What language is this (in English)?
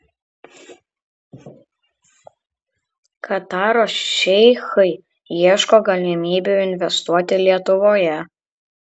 Lithuanian